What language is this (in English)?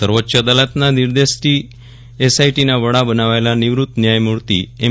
Gujarati